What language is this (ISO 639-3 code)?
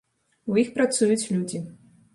bel